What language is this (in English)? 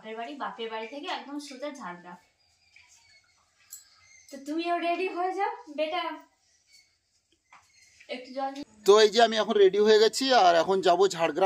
Bangla